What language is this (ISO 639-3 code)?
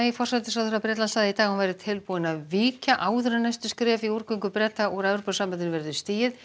isl